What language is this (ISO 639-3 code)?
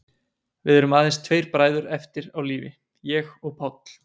isl